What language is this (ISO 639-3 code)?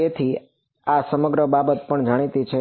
guj